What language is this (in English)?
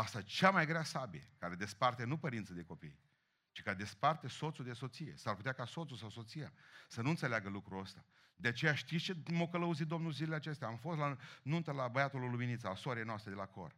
Romanian